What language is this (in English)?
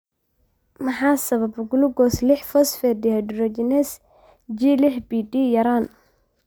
Somali